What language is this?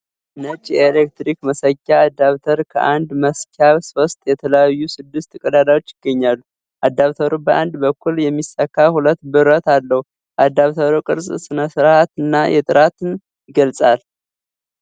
Amharic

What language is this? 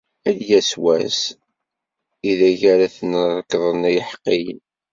Kabyle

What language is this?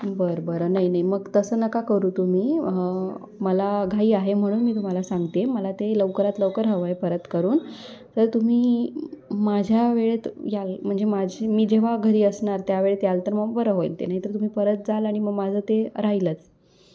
Marathi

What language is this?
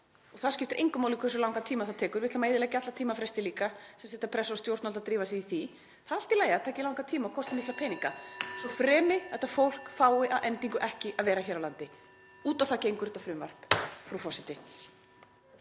Icelandic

